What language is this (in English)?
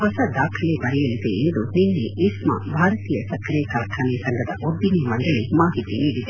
Kannada